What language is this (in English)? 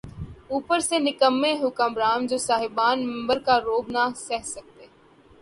Urdu